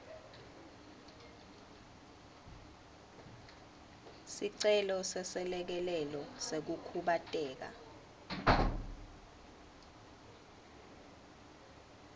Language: Swati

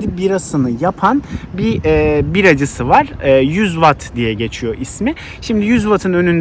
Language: Turkish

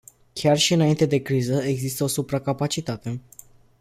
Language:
Romanian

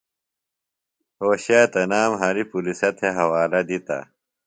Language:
Phalura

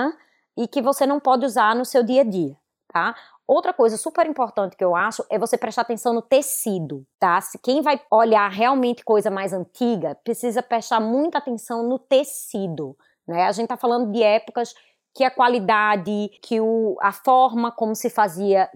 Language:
Portuguese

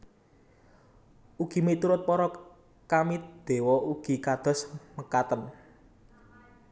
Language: Javanese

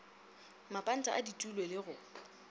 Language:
Northern Sotho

